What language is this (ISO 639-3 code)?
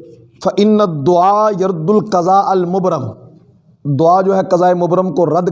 urd